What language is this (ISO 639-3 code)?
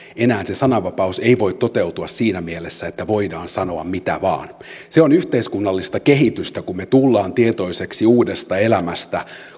fin